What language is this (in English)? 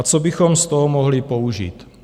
Czech